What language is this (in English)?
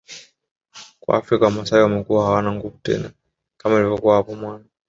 Swahili